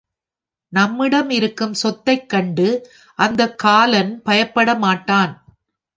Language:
Tamil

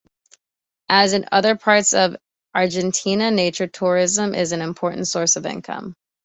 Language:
English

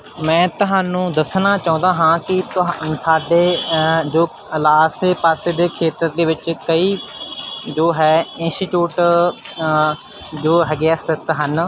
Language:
Punjabi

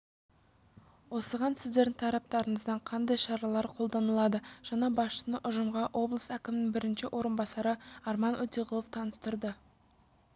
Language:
Kazakh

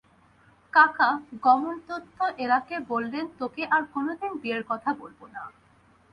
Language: Bangla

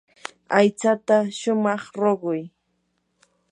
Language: Yanahuanca Pasco Quechua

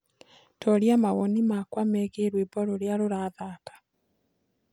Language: Kikuyu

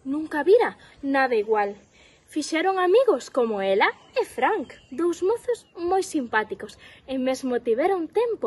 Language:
Spanish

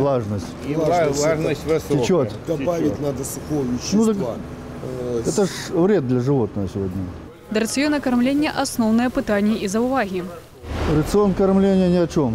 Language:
Russian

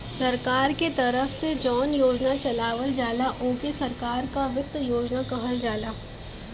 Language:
Bhojpuri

